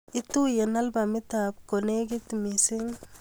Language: Kalenjin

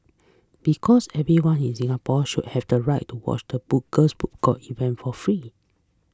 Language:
English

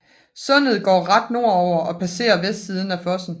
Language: Danish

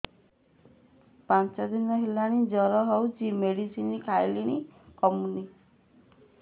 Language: Odia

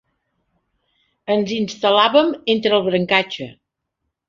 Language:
Catalan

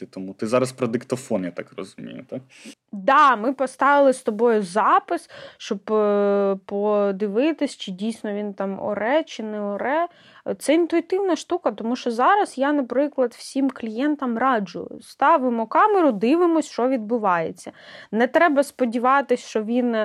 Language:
Ukrainian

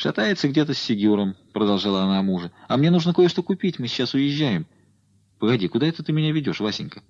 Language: Russian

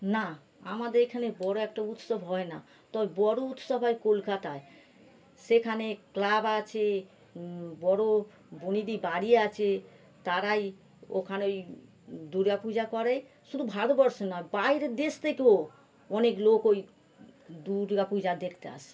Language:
Bangla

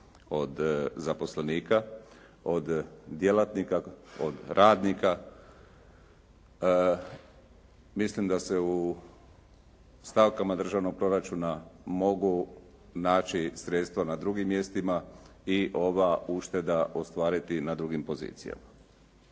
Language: Croatian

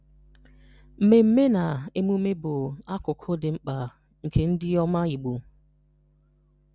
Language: Igbo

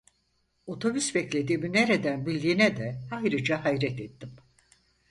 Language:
Turkish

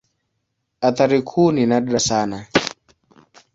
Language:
Swahili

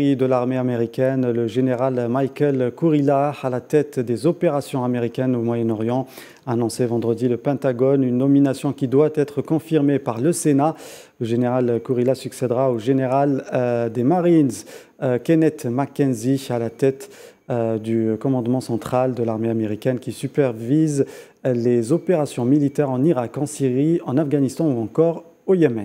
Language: French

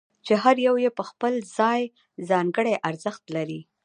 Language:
Pashto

